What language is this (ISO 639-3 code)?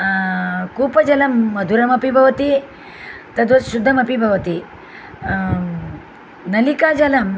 san